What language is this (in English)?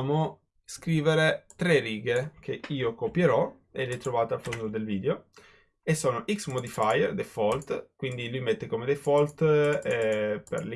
Italian